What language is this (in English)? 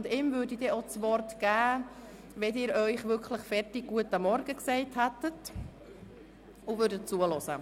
Swiss German